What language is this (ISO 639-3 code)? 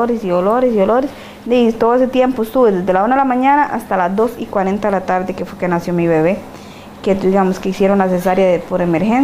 spa